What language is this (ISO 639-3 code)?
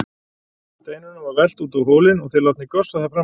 isl